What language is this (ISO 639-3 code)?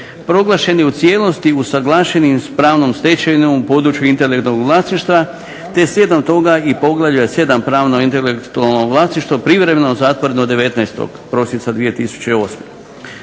hrv